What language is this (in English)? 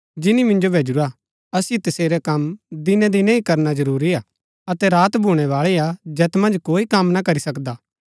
Gaddi